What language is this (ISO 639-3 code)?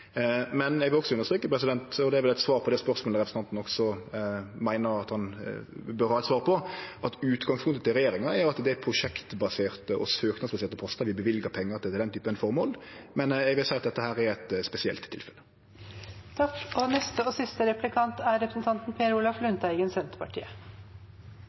nor